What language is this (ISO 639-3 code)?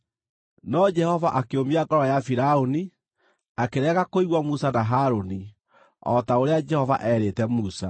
kik